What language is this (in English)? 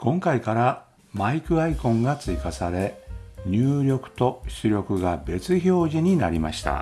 Japanese